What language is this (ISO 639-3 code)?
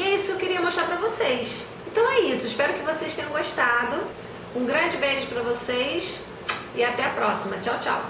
por